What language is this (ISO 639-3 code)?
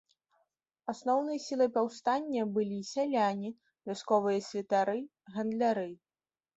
bel